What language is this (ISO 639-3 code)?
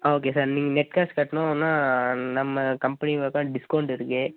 tam